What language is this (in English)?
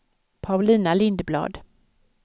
Swedish